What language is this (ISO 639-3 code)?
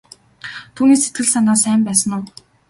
mon